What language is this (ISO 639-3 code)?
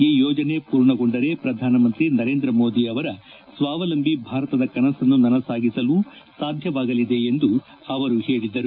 kan